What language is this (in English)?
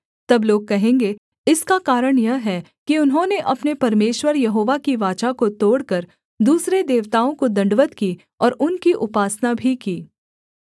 Hindi